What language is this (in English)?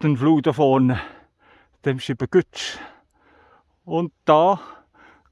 German